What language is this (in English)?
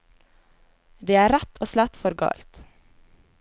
Norwegian